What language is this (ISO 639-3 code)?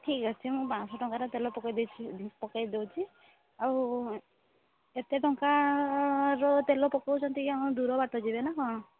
ori